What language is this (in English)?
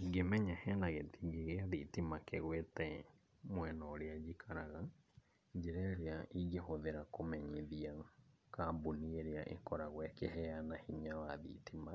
Kikuyu